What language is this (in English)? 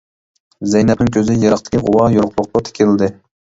Uyghur